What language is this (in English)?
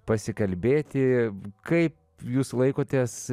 Lithuanian